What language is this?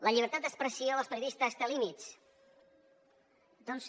Catalan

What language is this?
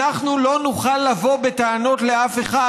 Hebrew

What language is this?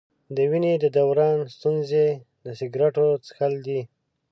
Pashto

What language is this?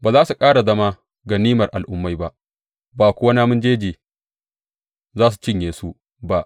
Hausa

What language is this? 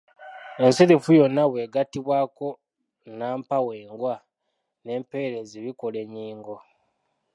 Ganda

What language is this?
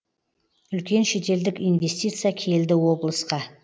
Kazakh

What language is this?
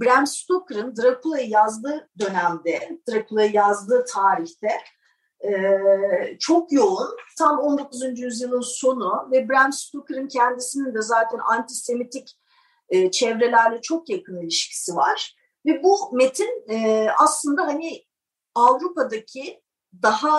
Turkish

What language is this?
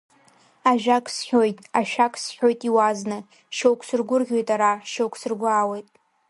Abkhazian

